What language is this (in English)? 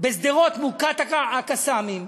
Hebrew